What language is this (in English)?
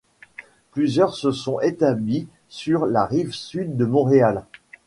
French